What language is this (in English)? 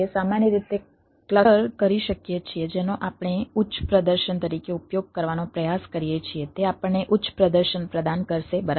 Gujarati